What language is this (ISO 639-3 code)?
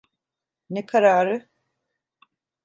tur